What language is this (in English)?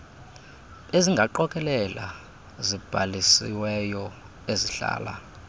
Xhosa